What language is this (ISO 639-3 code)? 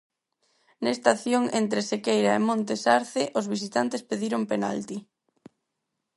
glg